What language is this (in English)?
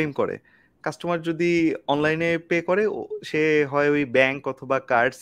Bangla